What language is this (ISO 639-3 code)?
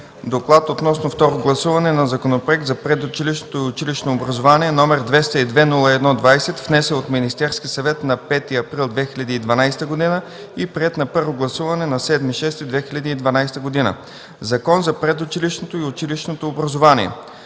bul